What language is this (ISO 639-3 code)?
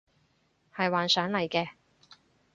yue